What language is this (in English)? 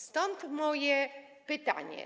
Polish